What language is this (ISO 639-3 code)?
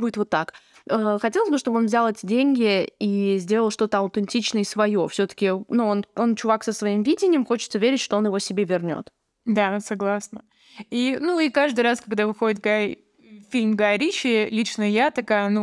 rus